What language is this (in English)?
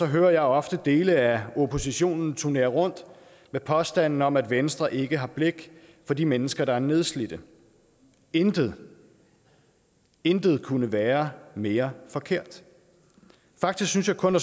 Danish